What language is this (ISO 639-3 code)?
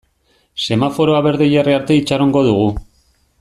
eus